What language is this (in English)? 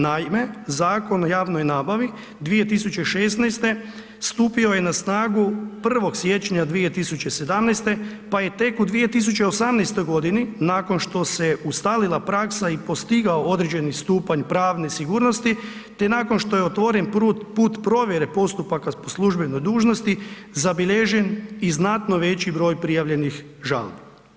Croatian